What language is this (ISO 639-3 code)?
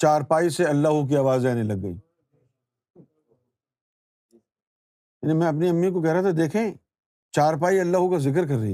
urd